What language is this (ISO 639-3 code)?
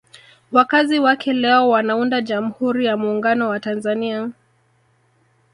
swa